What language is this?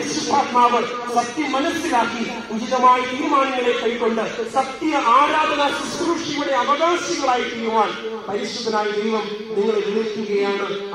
Arabic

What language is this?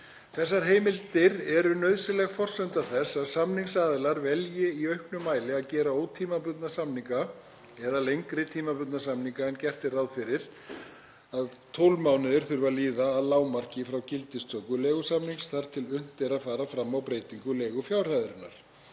Icelandic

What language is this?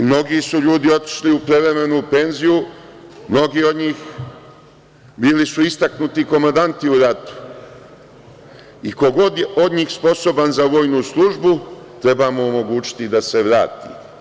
Serbian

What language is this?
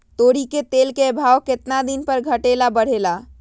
Magahi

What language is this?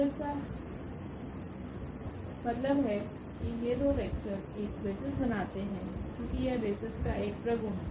Hindi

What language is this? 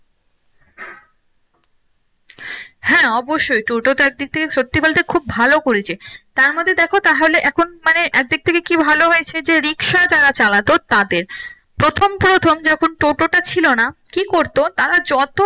Bangla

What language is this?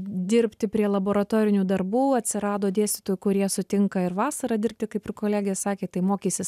Lithuanian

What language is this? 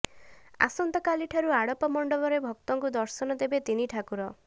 Odia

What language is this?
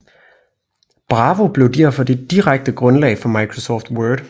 Danish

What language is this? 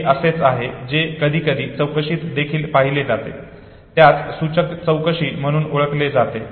Marathi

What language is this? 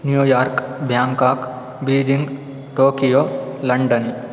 Sanskrit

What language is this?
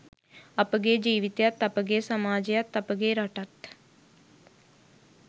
Sinhala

